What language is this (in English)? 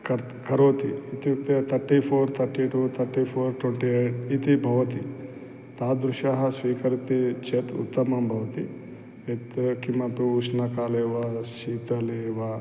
Sanskrit